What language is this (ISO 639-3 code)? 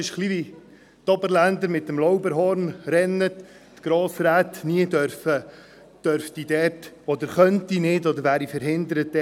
gsw